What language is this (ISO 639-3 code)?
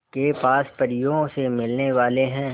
hin